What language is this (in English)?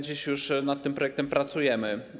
Polish